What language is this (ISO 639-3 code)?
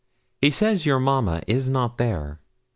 eng